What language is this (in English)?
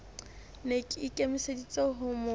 Southern Sotho